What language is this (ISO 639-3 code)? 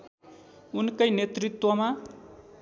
nep